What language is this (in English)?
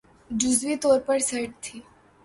Urdu